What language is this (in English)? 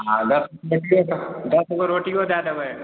Maithili